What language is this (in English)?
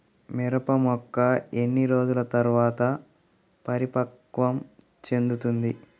Telugu